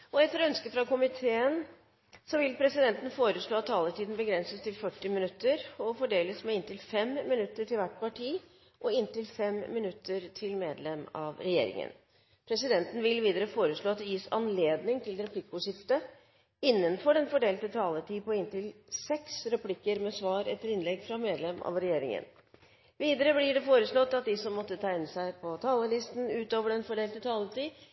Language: Norwegian Bokmål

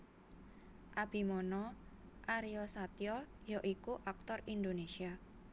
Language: Javanese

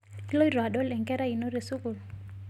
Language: Masai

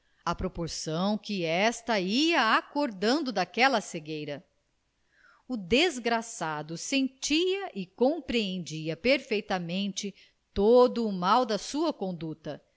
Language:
Portuguese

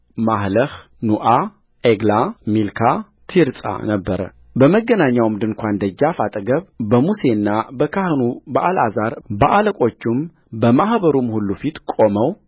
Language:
Amharic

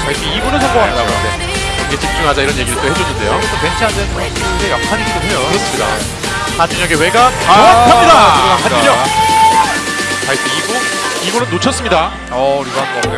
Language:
Korean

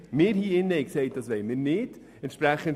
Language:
Swiss German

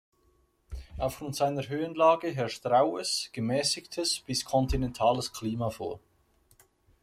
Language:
German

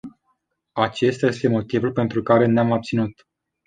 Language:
Romanian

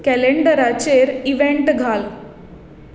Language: Konkani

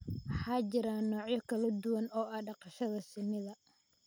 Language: Somali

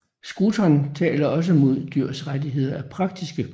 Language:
Danish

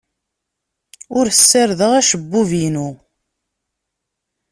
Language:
Kabyle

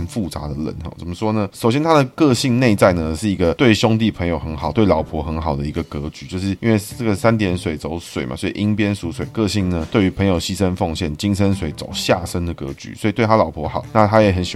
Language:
Chinese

